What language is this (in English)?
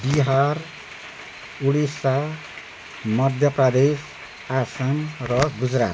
Nepali